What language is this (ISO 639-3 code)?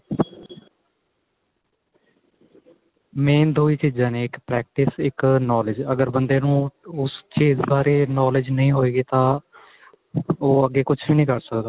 pan